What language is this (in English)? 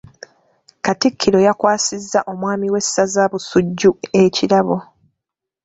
Ganda